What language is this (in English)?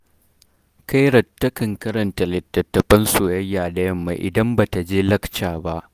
Hausa